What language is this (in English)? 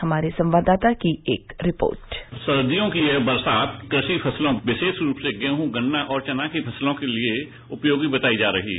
Hindi